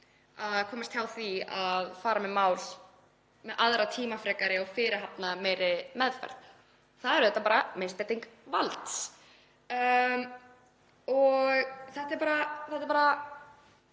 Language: Icelandic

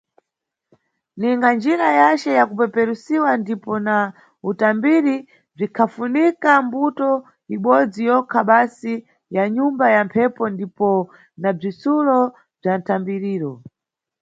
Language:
Nyungwe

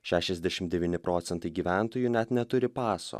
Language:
Lithuanian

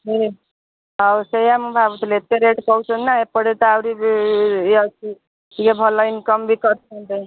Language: Odia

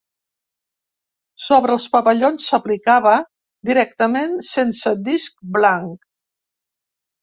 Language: Catalan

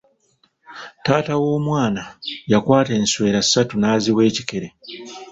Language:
Ganda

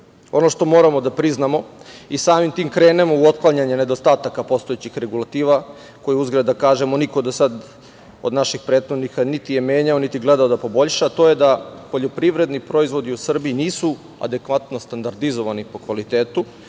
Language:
Serbian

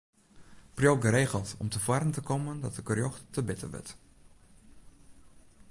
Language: Western Frisian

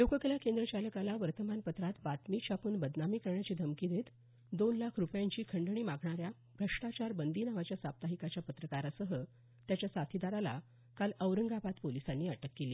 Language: Marathi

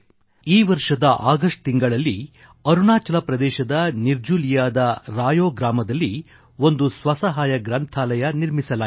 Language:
Kannada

